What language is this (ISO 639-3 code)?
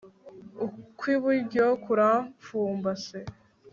kin